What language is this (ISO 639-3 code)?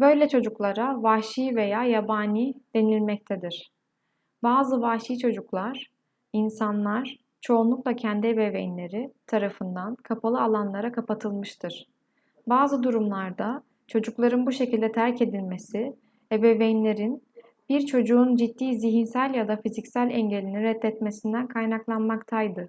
tur